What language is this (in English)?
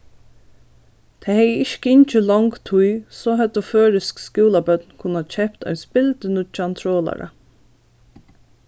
Faroese